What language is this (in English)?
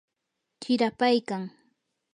Yanahuanca Pasco Quechua